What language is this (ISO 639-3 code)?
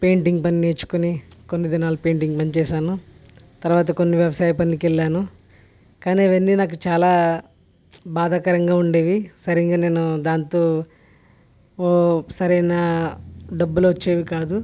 tel